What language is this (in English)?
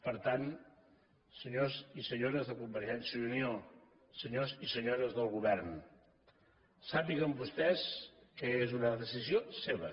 Catalan